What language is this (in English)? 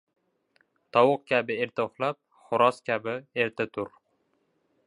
Uzbek